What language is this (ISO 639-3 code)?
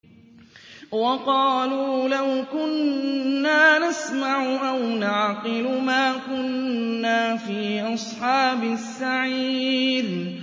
ara